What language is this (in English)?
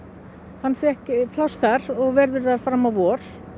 Icelandic